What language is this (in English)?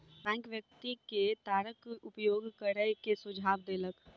Maithili